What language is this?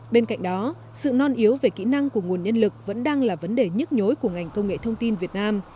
Vietnamese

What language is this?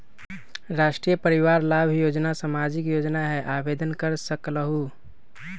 Magahi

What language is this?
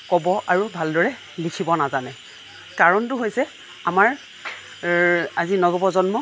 Assamese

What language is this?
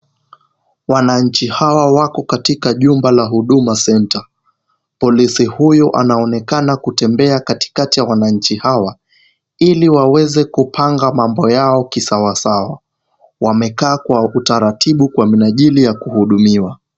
Swahili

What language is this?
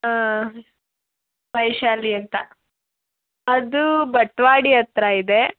Kannada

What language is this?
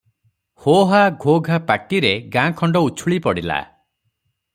Odia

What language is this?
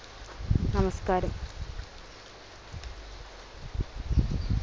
Malayalam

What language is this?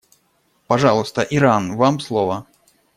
Russian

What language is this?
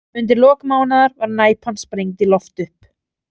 Icelandic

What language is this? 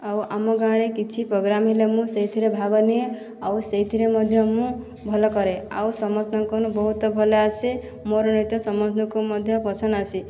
Odia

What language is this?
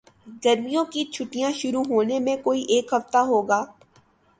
Urdu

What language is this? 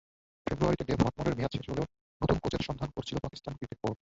Bangla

